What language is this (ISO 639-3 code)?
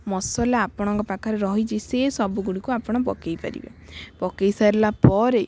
ori